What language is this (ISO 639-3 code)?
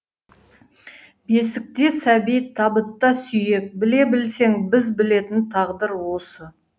kaz